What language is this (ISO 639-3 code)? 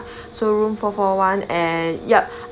eng